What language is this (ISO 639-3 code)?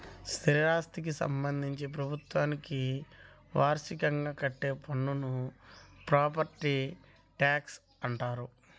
tel